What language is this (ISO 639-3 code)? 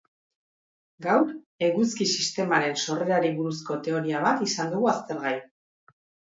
eus